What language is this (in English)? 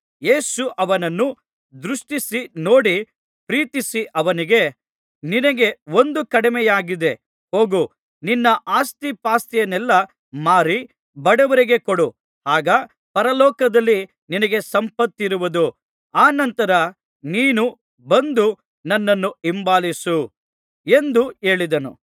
Kannada